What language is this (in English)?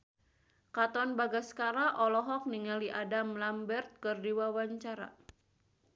Sundanese